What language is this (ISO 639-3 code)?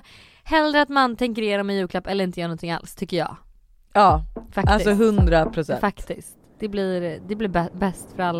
swe